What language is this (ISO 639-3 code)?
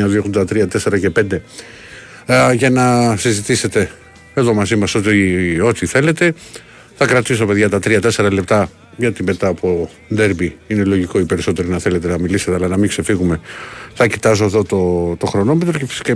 ell